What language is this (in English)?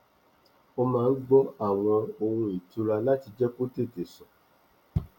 Yoruba